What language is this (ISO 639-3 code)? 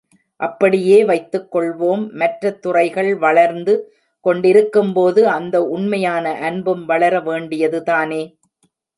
tam